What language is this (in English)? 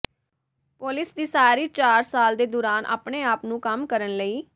Punjabi